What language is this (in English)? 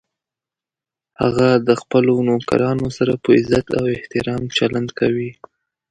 Pashto